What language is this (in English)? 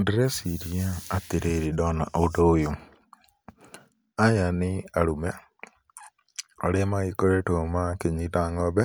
Kikuyu